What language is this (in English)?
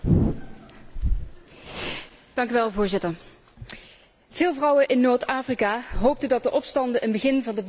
Dutch